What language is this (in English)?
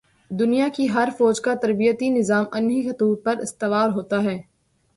Urdu